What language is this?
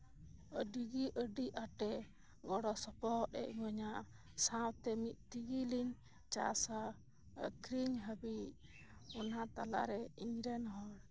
Santali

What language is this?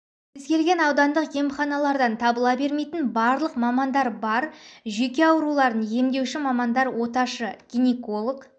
Kazakh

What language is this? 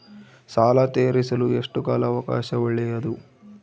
Kannada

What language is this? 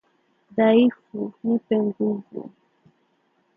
Swahili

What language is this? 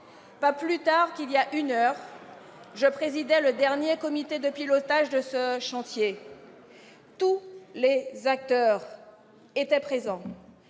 French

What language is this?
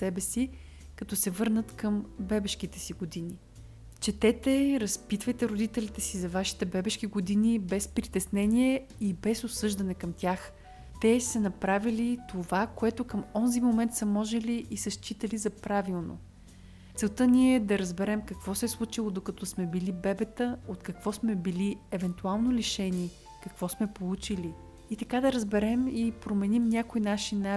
Bulgarian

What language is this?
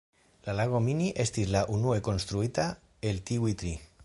Esperanto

